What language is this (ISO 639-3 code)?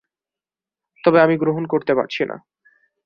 ben